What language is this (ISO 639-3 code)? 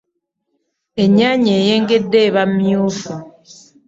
lug